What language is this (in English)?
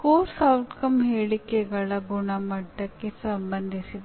Kannada